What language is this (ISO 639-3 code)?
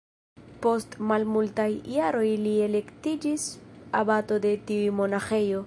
epo